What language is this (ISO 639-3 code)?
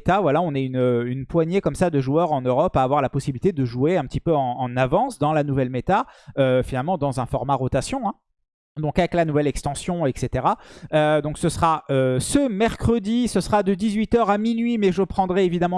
fra